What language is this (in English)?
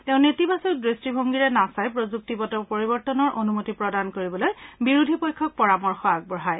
Assamese